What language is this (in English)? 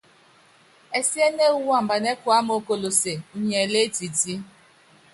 Yangben